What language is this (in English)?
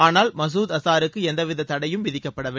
Tamil